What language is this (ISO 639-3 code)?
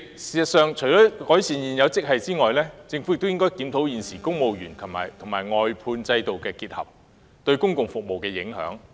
yue